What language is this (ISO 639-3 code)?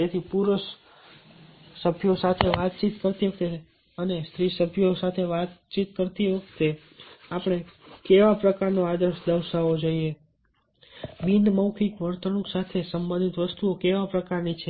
guj